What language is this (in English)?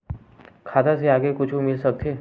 Chhattisgarhi